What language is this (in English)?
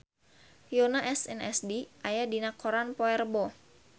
Sundanese